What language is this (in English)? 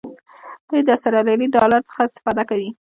Pashto